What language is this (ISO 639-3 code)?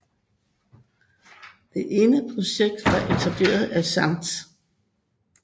dan